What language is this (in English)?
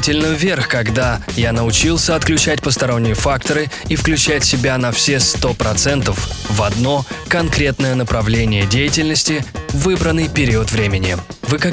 Russian